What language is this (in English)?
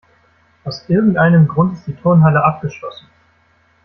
German